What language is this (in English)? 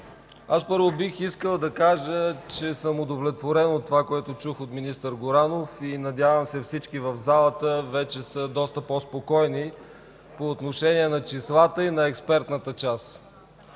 Bulgarian